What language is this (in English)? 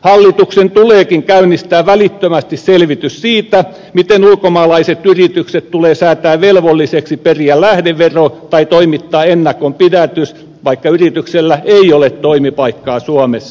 Finnish